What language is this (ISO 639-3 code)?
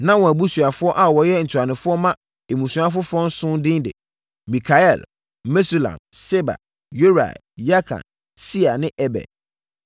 aka